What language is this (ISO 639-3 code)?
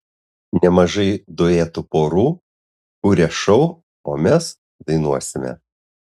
lit